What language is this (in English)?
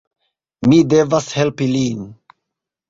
Esperanto